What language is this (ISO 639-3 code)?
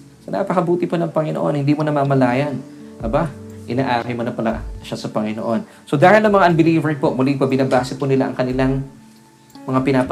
fil